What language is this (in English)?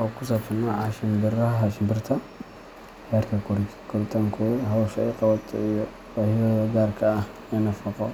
Somali